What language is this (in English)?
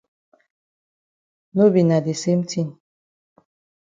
Cameroon Pidgin